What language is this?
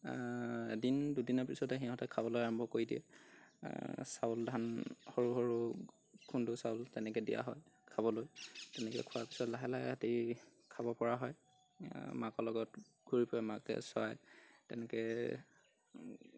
Assamese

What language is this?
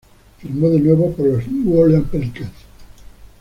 Spanish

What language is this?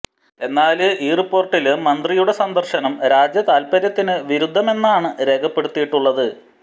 Malayalam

